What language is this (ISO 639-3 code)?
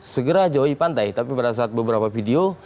ind